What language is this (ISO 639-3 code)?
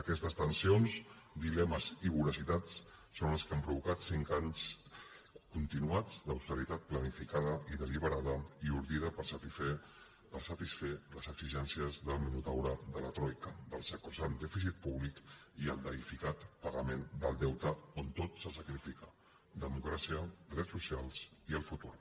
cat